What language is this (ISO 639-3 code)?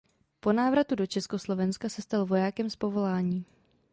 ces